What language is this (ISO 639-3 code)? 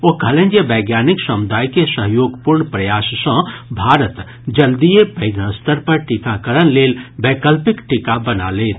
mai